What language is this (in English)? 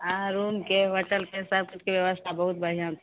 Maithili